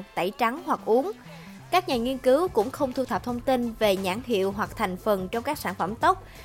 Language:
Vietnamese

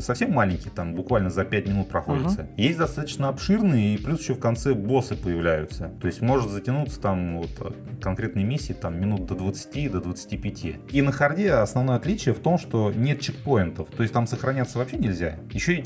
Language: Russian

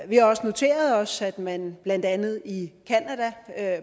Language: Danish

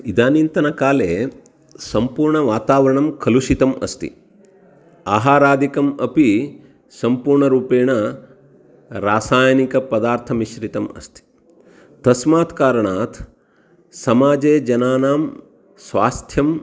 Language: Sanskrit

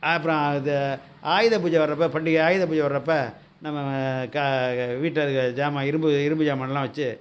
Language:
Tamil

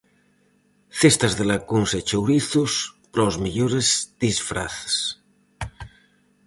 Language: Galician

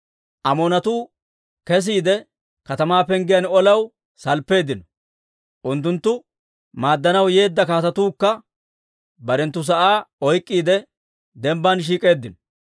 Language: Dawro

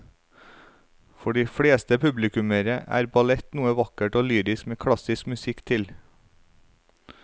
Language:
Norwegian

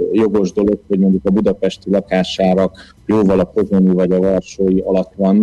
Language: Hungarian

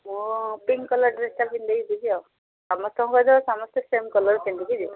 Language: Odia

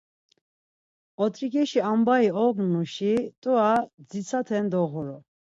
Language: Laz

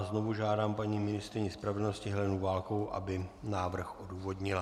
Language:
Czech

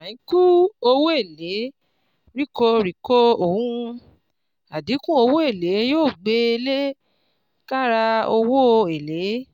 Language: Yoruba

